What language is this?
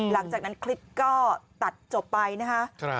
Thai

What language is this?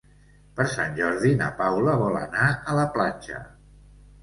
Catalan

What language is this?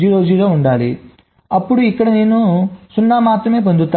Telugu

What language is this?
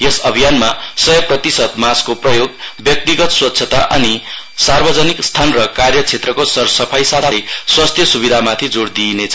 Nepali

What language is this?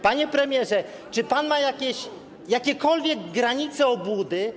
Polish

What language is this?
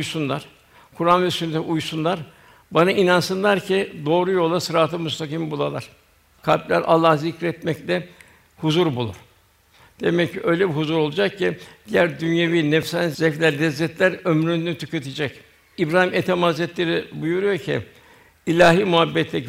Turkish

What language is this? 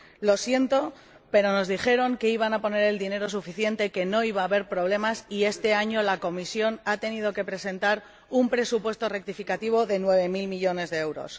Spanish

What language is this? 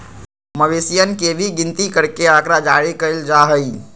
Magahi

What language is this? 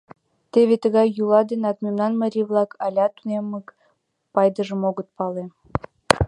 Mari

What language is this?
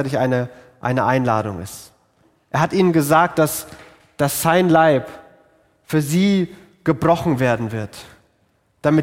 German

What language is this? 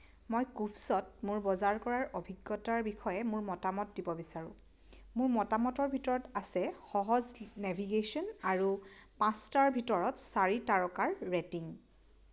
Assamese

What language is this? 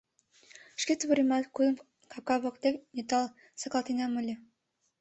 Mari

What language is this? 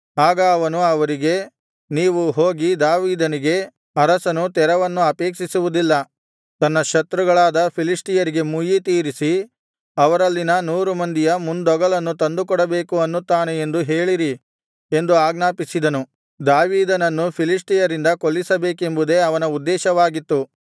Kannada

